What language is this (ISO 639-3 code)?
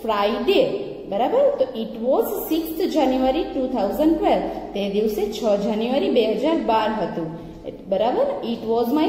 hin